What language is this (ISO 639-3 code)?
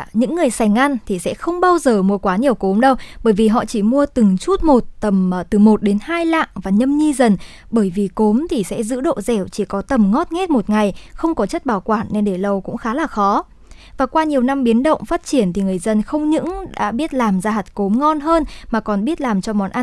vie